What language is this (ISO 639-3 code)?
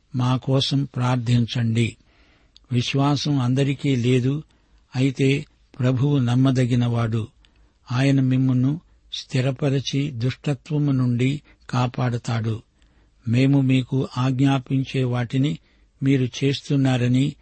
tel